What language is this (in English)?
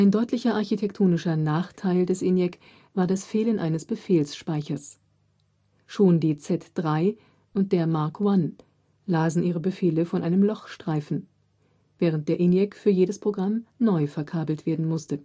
German